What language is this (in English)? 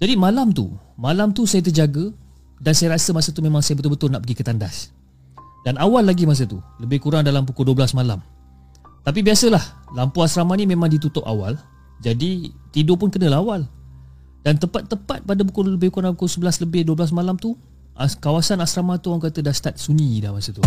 Malay